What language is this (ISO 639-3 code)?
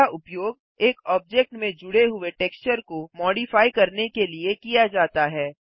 hin